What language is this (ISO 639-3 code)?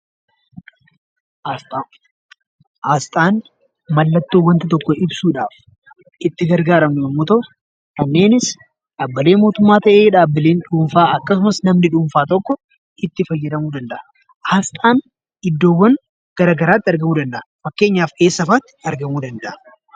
orm